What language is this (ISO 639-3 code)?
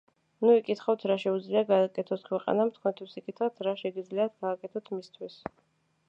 kat